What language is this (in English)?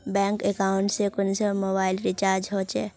Magahi